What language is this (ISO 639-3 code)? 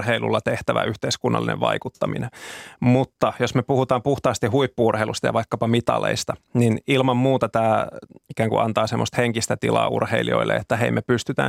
fin